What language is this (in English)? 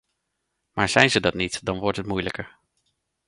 Dutch